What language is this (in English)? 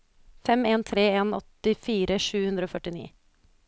Norwegian